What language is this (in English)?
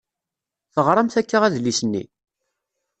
Kabyle